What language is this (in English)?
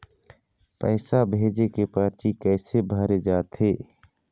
Chhattisgarhi